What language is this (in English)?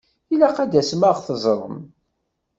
Kabyle